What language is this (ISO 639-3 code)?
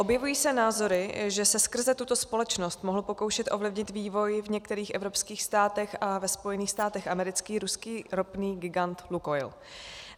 ces